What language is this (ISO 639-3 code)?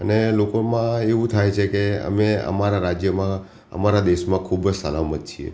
guj